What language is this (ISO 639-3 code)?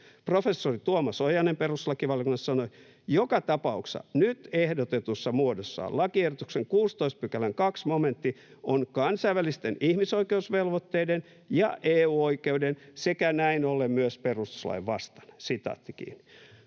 fin